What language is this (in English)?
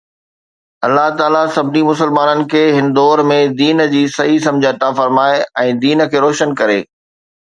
Sindhi